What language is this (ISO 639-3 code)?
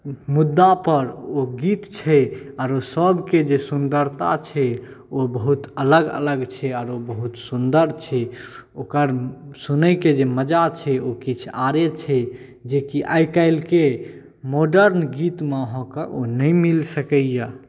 mai